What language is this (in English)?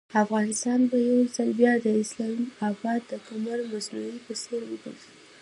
Pashto